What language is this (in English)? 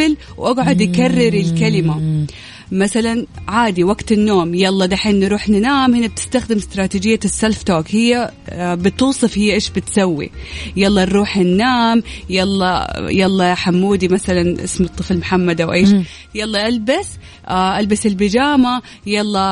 Arabic